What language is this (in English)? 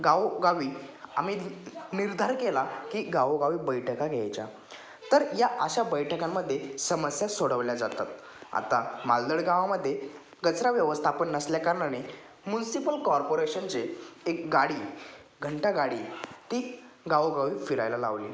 Marathi